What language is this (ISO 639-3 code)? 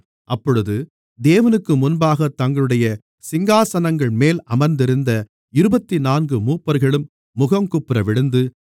tam